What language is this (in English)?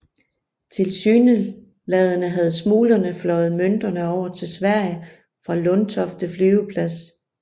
Danish